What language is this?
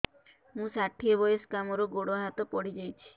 Odia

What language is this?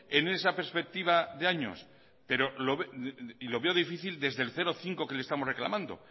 Spanish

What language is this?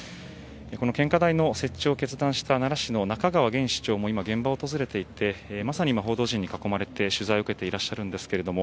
Japanese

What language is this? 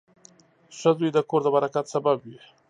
Pashto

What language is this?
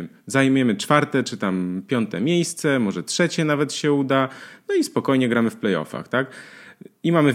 Polish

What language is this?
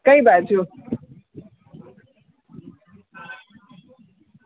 Gujarati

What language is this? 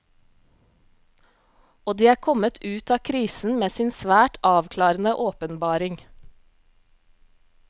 Norwegian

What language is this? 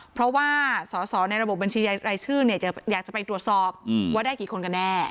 Thai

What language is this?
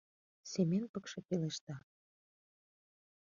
Mari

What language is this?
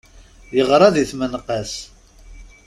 Kabyle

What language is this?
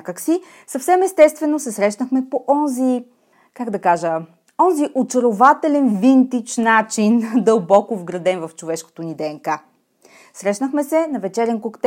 Bulgarian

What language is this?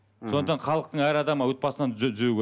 Kazakh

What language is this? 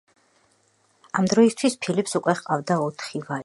Georgian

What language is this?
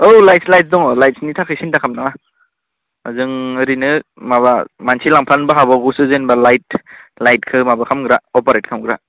Bodo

